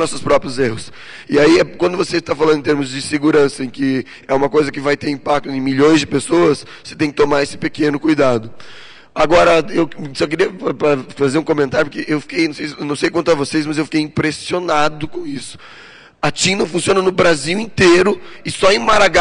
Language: Portuguese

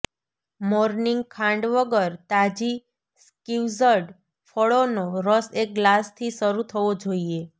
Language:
Gujarati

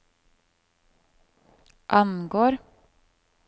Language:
Norwegian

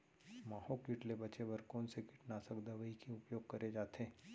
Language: Chhattisgarhi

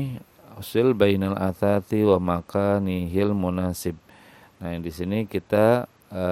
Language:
Indonesian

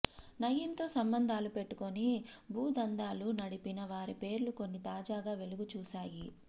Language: Telugu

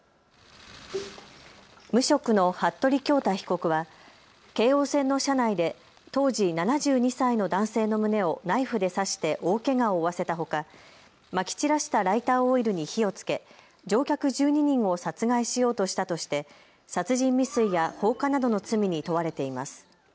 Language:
Japanese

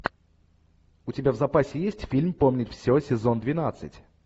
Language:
Russian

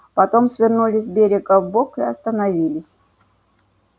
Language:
Russian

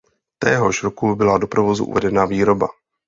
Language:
Czech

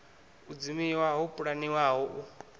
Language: Venda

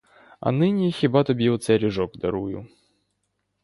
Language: Ukrainian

